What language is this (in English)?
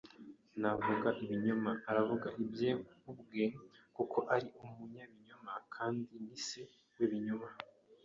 Kinyarwanda